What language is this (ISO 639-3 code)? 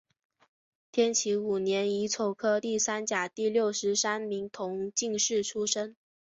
zho